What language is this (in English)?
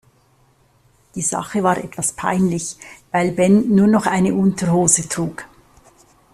German